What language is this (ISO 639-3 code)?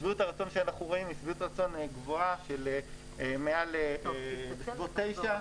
heb